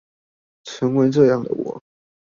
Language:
Chinese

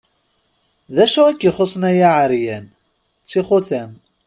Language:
Kabyle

